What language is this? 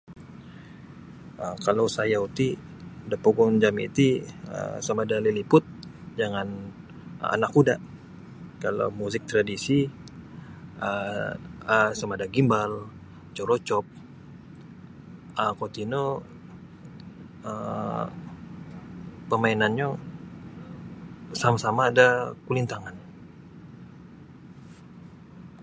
Sabah Bisaya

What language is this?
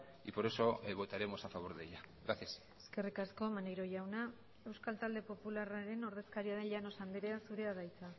Basque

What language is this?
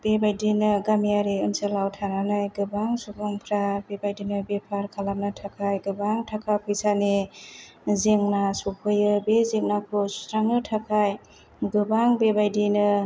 Bodo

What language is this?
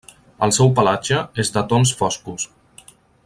Catalan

